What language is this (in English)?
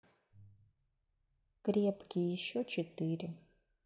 Russian